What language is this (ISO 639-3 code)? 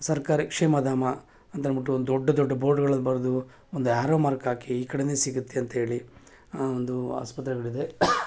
kan